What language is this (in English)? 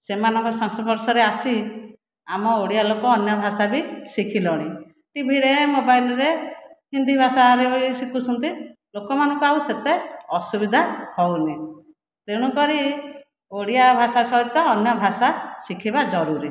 Odia